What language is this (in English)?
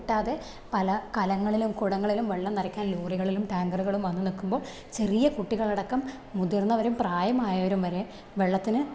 Malayalam